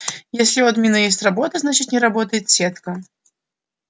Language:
Russian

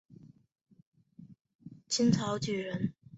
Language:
Chinese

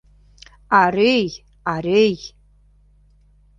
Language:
Mari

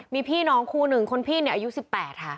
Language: Thai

